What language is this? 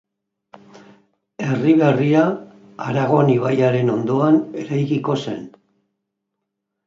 Basque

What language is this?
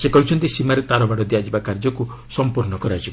Odia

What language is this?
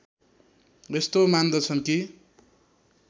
Nepali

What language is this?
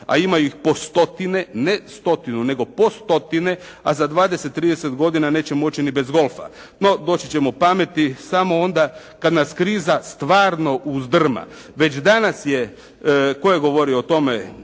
Croatian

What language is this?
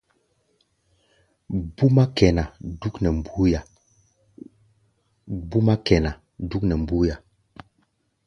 Gbaya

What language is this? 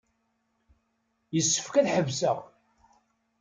Kabyle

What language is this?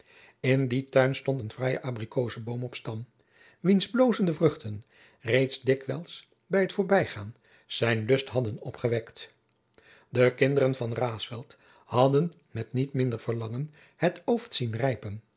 Dutch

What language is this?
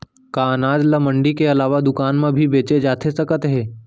Chhattisgarhi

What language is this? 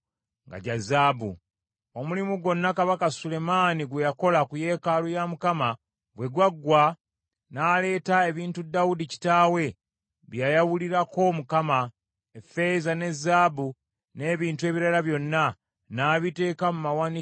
Ganda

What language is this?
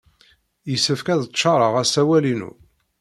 Kabyle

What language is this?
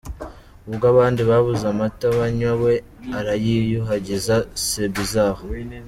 Kinyarwanda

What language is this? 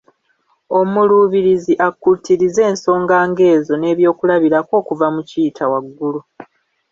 Ganda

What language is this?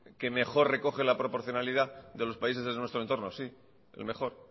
Spanish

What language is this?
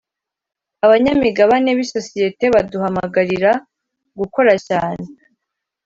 Kinyarwanda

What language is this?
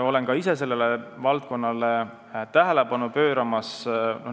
Estonian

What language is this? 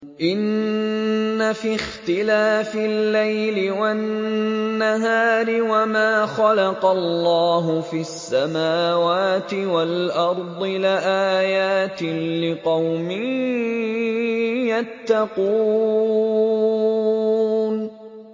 Arabic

